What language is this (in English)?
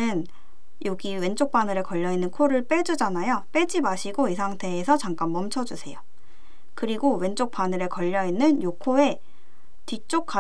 Korean